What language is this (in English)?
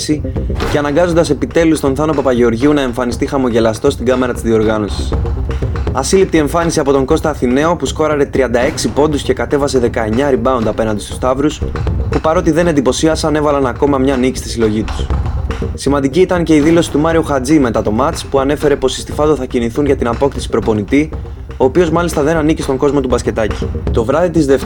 Greek